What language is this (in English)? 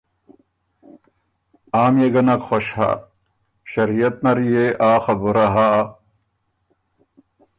Ormuri